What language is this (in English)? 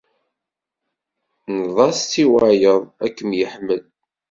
Kabyle